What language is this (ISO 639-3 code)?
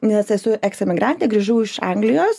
lit